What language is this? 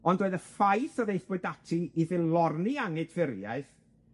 Welsh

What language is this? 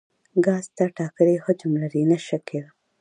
Pashto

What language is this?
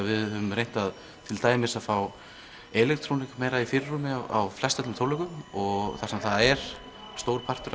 Icelandic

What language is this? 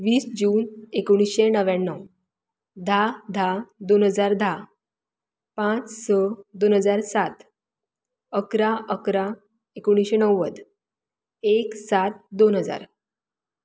Konkani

